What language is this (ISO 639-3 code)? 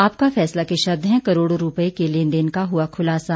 hin